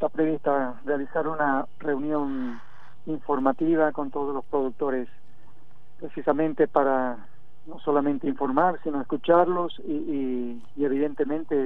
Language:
Spanish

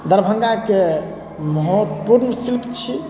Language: Maithili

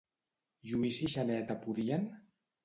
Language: Catalan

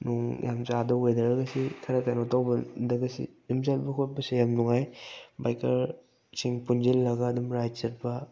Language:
Manipuri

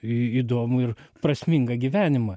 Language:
Lithuanian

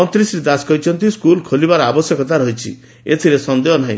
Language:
Odia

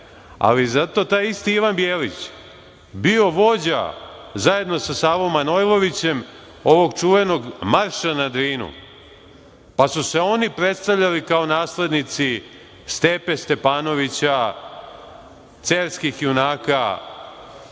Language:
Serbian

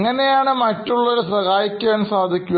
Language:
Malayalam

